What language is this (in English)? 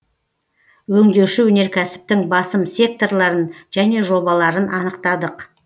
Kazakh